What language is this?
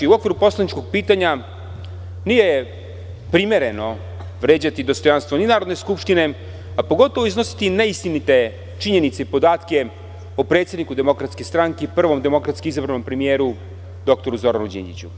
Serbian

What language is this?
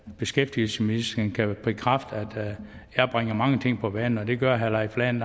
Danish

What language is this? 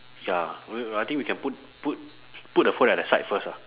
English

